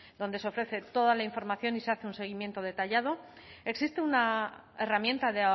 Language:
Spanish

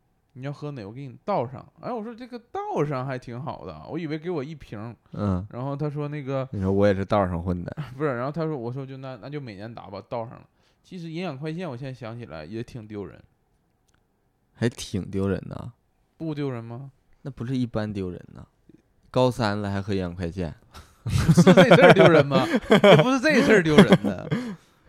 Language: Chinese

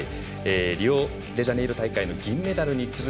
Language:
Japanese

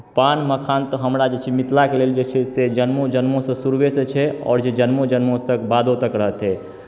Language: Maithili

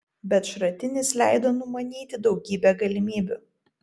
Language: Lithuanian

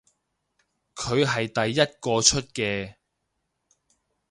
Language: Cantonese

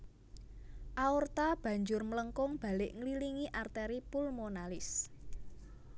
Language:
Javanese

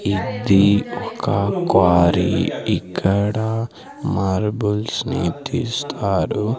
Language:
Telugu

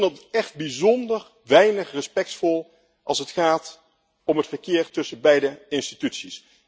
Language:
Dutch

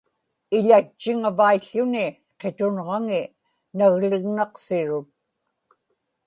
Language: Inupiaq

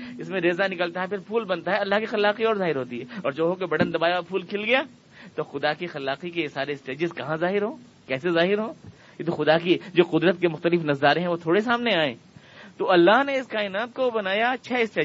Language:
Urdu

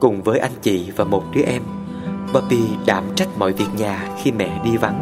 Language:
Vietnamese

